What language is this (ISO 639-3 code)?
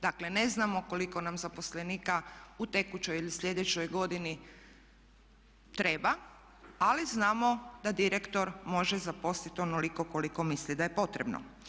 hrv